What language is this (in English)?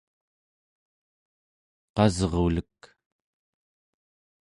Central Yupik